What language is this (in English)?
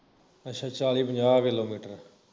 Punjabi